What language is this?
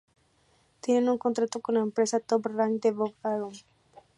Spanish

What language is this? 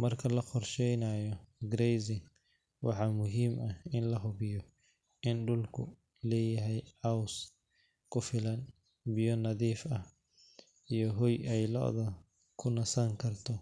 Somali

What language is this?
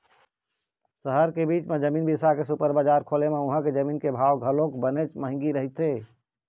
Chhattisgarhi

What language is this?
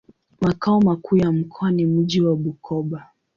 Swahili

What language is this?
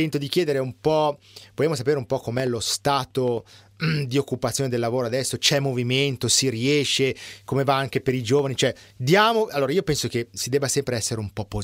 Italian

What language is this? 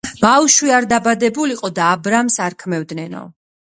Georgian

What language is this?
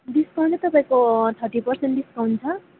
Nepali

